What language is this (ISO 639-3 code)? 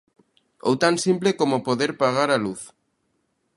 glg